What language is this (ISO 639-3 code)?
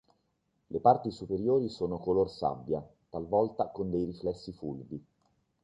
ita